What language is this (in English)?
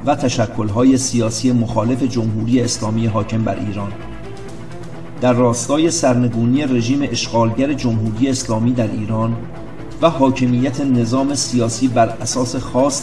Persian